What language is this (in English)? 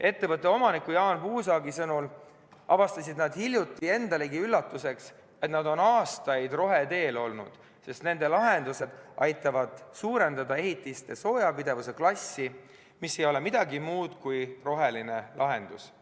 Estonian